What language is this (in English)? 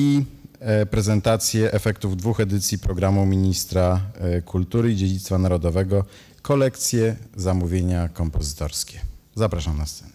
Polish